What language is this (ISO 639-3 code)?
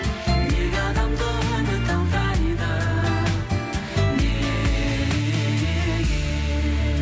kaz